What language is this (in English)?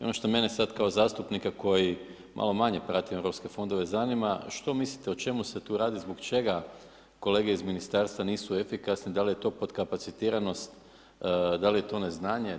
Croatian